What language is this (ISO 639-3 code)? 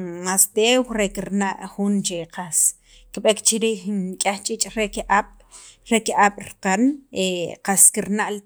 quv